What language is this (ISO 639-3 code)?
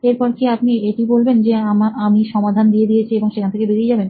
ben